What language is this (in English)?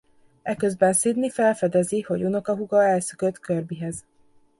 Hungarian